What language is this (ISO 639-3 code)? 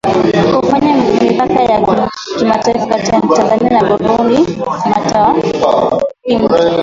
swa